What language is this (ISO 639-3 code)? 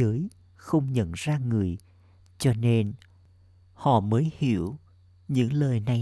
vie